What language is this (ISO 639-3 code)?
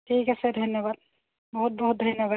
asm